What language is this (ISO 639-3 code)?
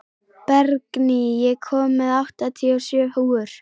isl